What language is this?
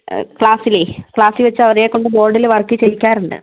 Malayalam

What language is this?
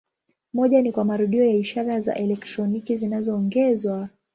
Swahili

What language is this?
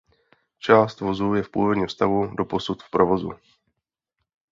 Czech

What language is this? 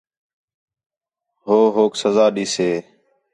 Khetrani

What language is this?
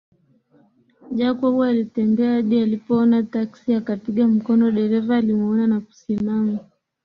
Swahili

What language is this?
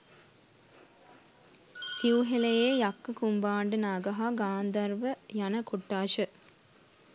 Sinhala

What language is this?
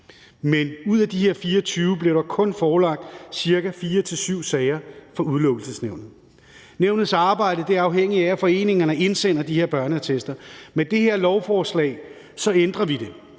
Danish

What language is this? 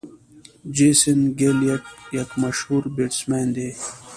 Pashto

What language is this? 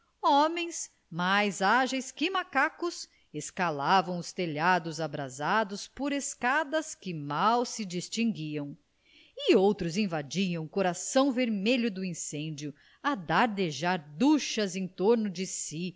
Portuguese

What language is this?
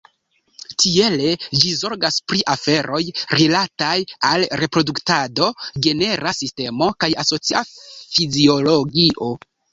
Esperanto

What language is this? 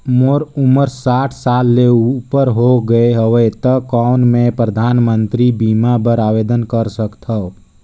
Chhattisgarhi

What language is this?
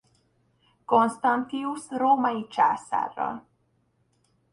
Hungarian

